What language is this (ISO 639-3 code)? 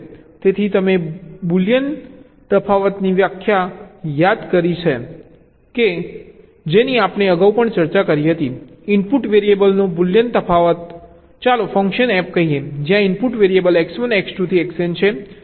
guj